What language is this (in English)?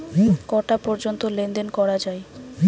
Bangla